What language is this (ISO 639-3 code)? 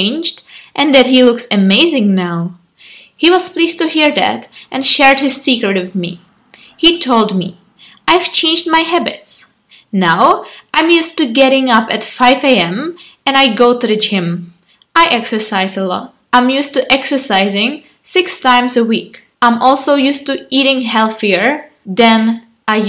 ces